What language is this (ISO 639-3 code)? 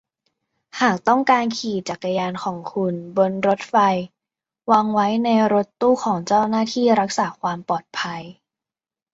tha